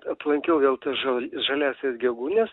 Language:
Lithuanian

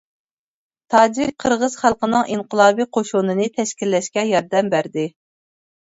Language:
Uyghur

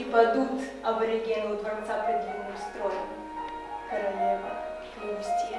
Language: Russian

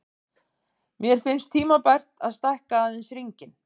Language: Icelandic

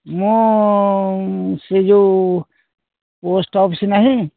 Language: Odia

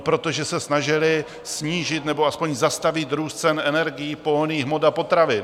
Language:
Czech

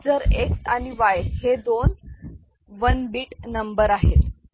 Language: Marathi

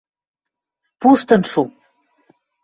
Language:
Western Mari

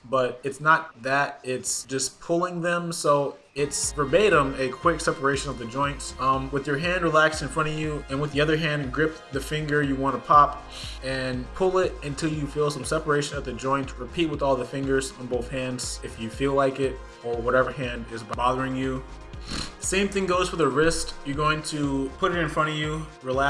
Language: English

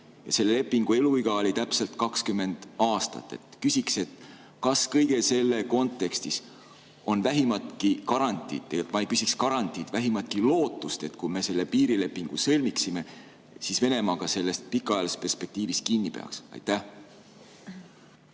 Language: Estonian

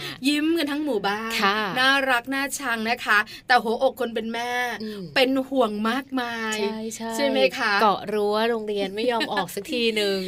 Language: Thai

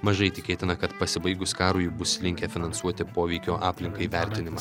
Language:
Lithuanian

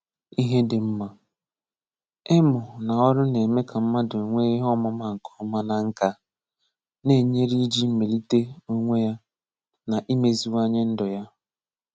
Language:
Igbo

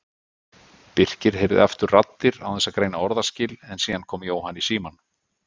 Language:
Icelandic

